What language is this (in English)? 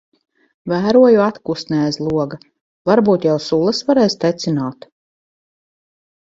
Latvian